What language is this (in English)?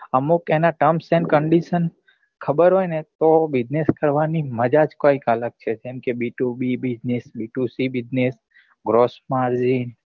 Gujarati